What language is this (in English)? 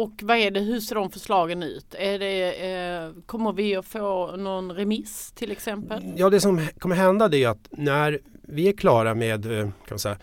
Swedish